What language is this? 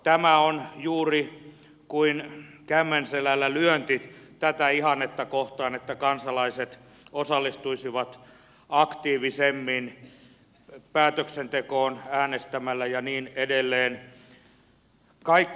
Finnish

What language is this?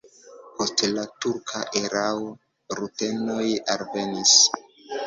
Esperanto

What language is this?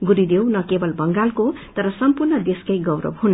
Nepali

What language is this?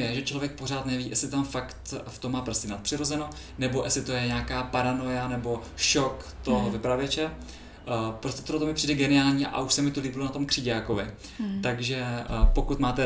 Czech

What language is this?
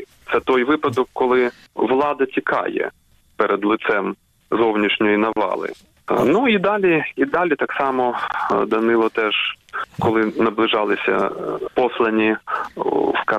Ukrainian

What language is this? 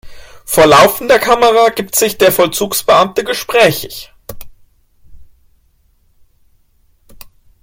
German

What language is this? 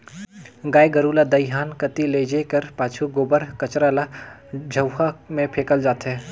Chhattisgarhi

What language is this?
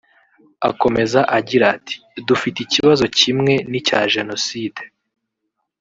Kinyarwanda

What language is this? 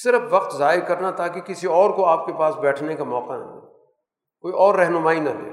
Urdu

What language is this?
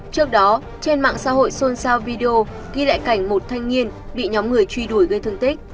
Vietnamese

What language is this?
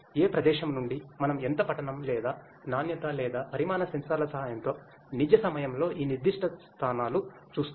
Telugu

